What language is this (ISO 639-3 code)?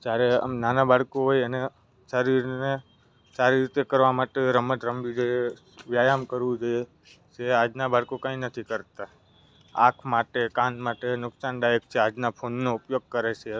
guj